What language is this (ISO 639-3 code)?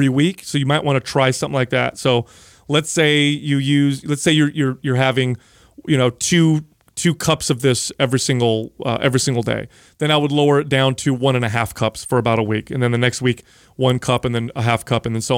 eng